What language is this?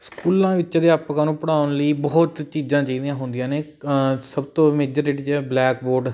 Punjabi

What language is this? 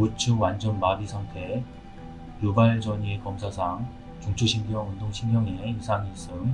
Korean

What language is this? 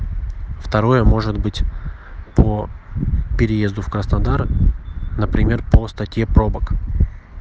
Russian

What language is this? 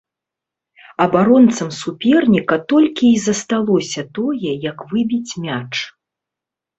Belarusian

